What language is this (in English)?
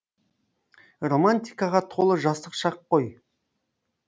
Kazakh